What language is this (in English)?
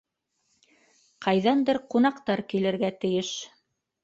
Bashkir